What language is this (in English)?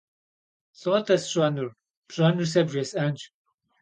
Kabardian